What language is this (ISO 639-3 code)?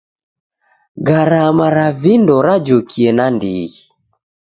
dav